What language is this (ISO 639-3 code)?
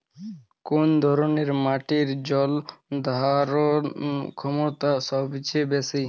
ben